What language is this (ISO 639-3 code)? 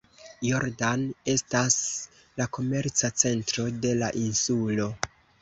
epo